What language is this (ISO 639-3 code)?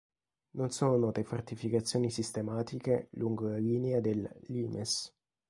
ita